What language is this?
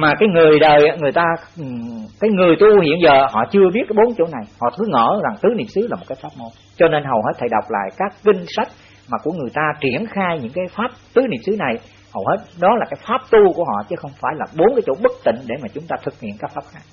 Vietnamese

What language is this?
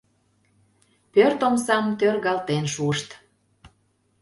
Mari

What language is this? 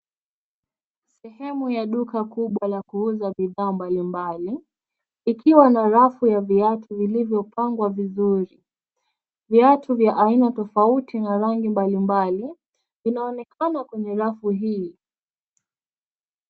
Swahili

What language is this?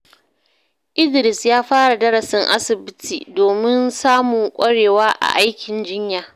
Hausa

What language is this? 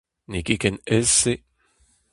Breton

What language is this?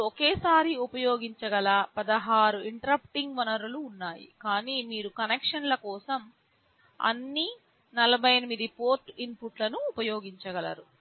Telugu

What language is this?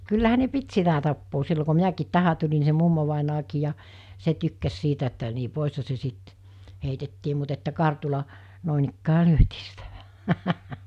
Finnish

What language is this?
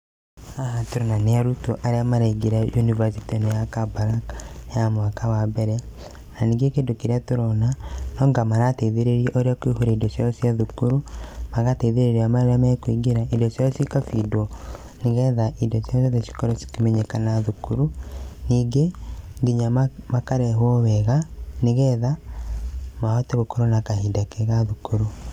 Kikuyu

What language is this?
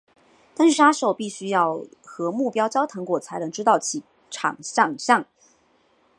Chinese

